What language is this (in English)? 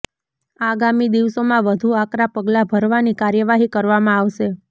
Gujarati